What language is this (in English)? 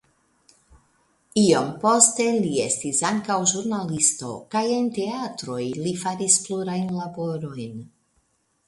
Esperanto